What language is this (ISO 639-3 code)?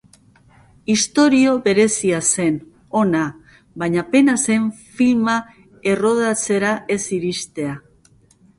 eus